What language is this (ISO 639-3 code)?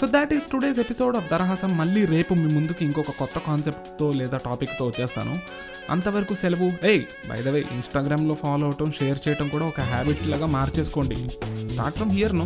tel